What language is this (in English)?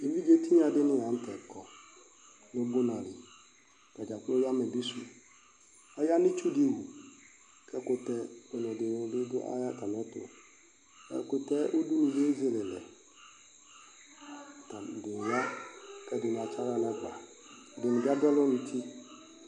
Ikposo